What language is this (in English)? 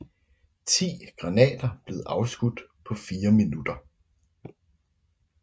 Danish